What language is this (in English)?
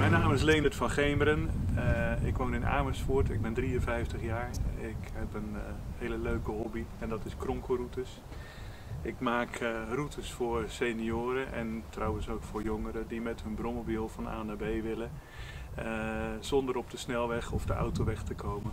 Dutch